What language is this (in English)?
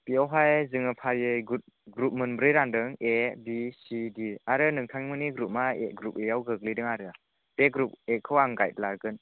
Bodo